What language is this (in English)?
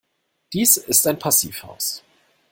German